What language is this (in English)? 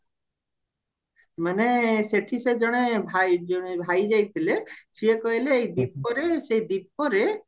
Odia